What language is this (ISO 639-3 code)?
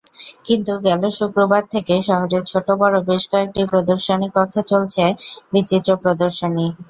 ben